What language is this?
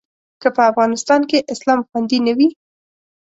Pashto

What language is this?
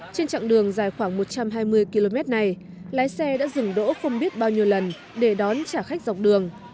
Vietnamese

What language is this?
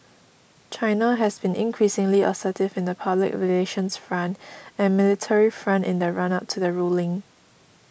English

